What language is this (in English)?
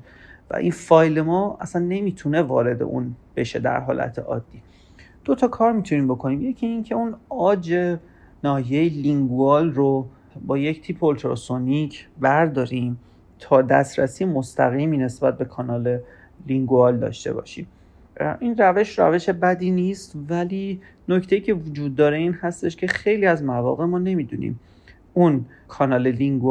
Persian